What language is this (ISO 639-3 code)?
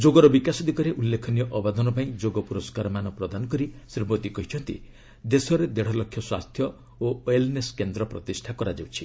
ori